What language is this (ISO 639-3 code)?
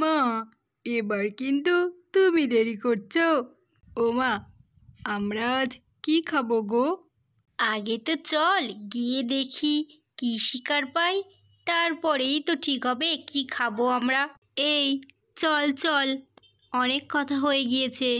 ben